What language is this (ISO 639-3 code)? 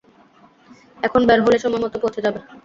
ben